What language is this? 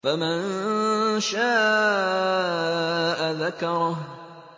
Arabic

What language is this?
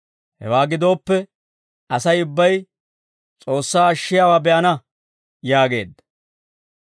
Dawro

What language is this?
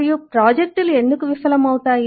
Telugu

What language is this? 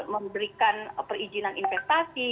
Indonesian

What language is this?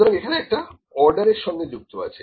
Bangla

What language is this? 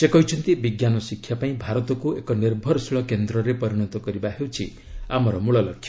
Odia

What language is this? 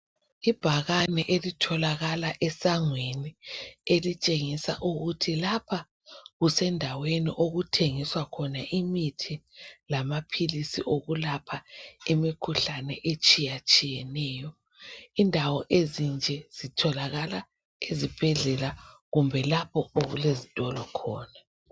North Ndebele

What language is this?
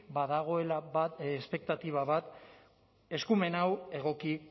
Basque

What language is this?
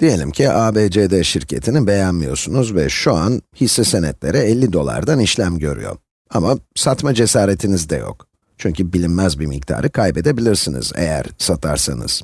Turkish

